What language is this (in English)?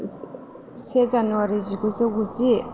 Bodo